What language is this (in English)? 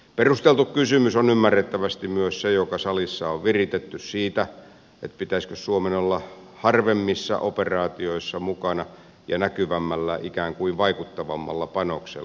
Finnish